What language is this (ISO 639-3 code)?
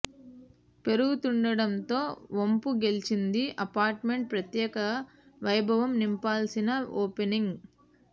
tel